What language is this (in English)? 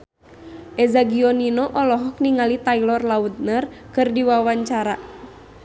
Sundanese